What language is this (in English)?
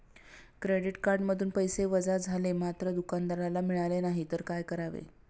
Marathi